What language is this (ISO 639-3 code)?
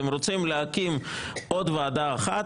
heb